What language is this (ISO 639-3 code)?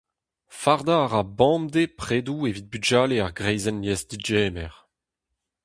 bre